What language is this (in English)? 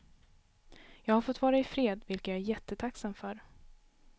Swedish